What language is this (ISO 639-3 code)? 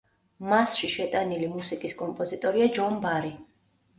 kat